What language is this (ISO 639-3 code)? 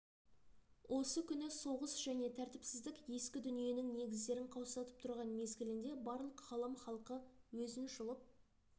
kaz